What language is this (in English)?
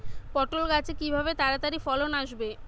Bangla